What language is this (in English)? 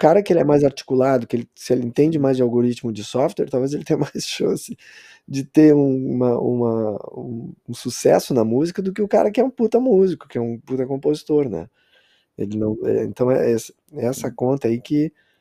Portuguese